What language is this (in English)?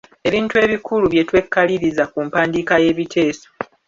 Ganda